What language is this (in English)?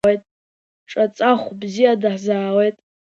Abkhazian